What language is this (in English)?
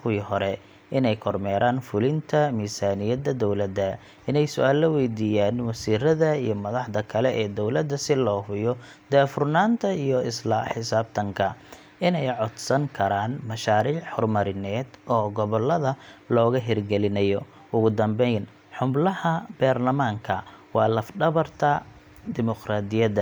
Somali